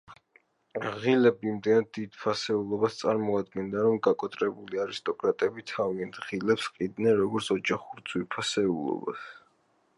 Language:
Georgian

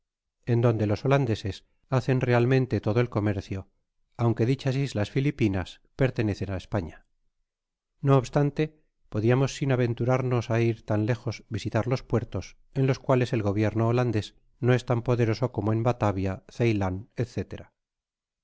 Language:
Spanish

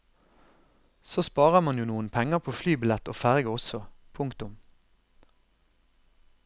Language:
Norwegian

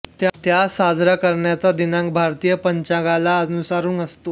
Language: Marathi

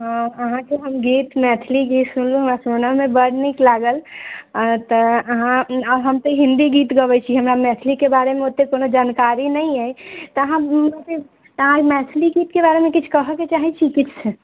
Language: Maithili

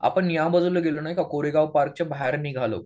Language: Marathi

